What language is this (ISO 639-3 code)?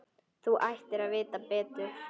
isl